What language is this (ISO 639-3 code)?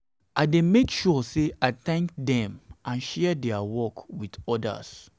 pcm